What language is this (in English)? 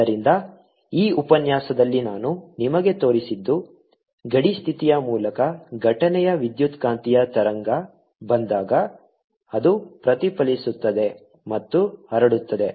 Kannada